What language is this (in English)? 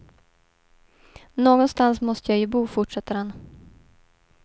Swedish